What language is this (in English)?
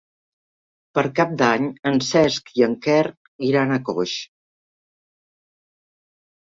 Catalan